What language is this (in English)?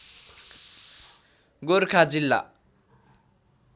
Nepali